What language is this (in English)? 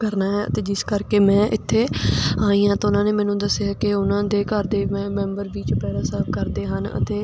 Punjabi